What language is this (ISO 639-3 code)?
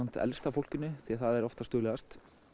isl